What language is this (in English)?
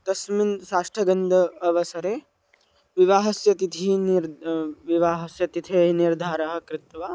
Sanskrit